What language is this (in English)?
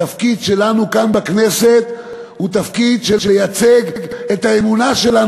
Hebrew